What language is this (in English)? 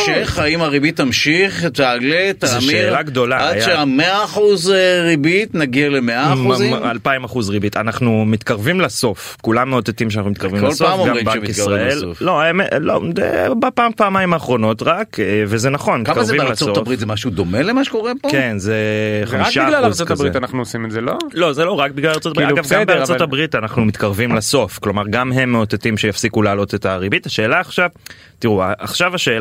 Hebrew